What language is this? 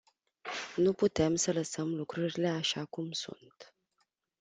Romanian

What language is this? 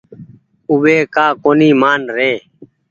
Goaria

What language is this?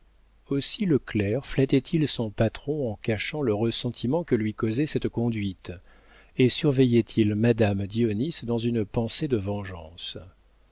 French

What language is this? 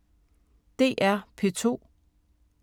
Danish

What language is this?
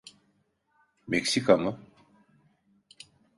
Turkish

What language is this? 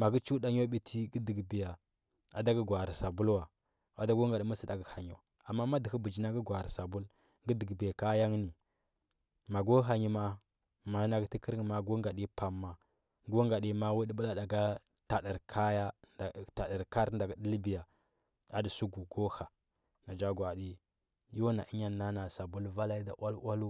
Huba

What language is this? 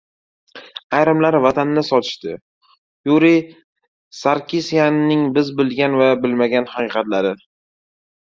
Uzbek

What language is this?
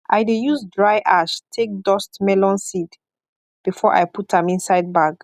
Nigerian Pidgin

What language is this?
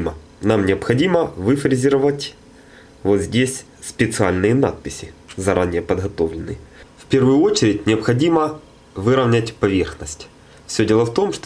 Russian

